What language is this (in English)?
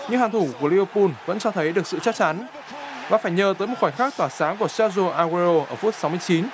Vietnamese